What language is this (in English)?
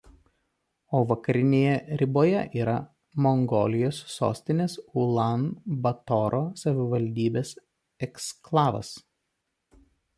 Lithuanian